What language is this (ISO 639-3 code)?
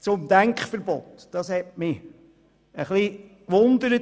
gsw